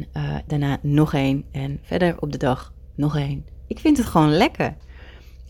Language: Dutch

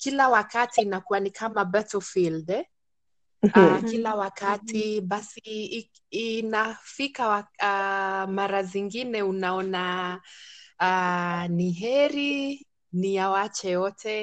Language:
Swahili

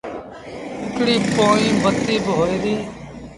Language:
Sindhi Bhil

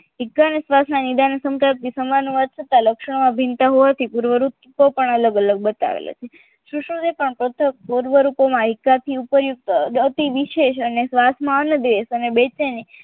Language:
Gujarati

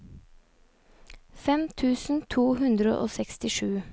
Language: Norwegian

